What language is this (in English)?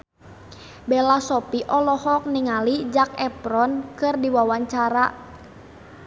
Sundanese